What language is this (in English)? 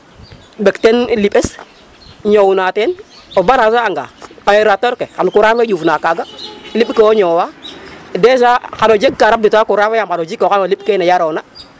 Serer